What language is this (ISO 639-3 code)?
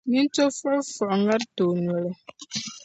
dag